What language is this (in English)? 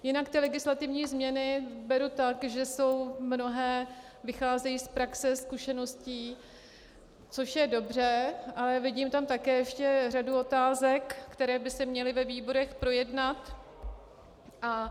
Czech